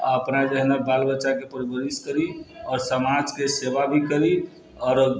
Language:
Maithili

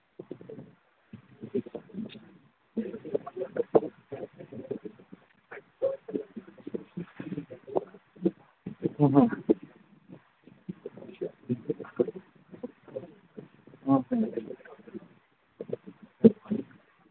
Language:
Manipuri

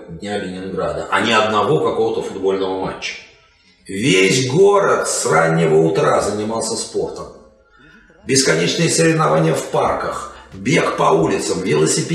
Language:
Russian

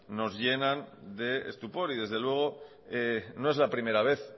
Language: Spanish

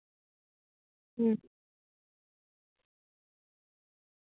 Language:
Santali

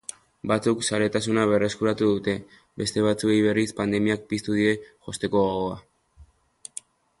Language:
Basque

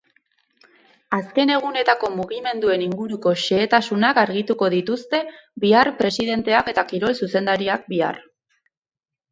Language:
Basque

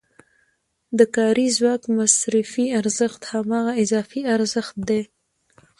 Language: Pashto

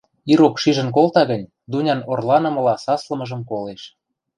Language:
Western Mari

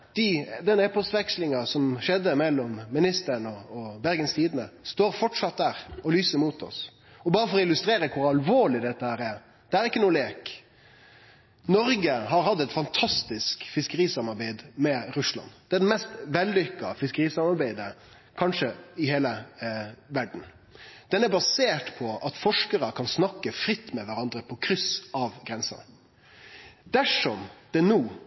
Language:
Norwegian Nynorsk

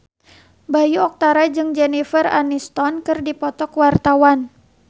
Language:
Sundanese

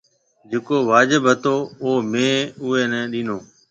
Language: Marwari (Pakistan)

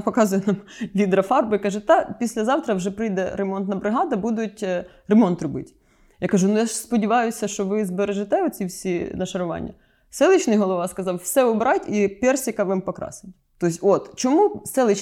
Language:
Ukrainian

